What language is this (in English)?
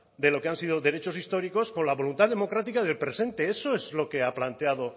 Spanish